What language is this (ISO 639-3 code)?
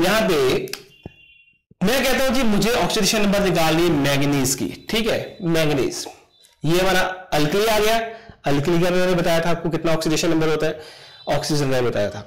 hin